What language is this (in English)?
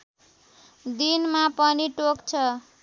Nepali